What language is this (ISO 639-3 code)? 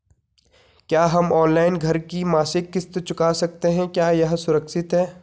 hin